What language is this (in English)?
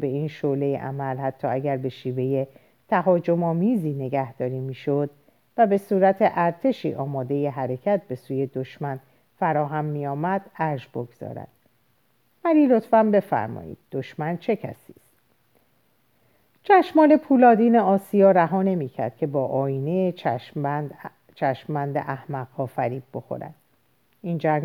Persian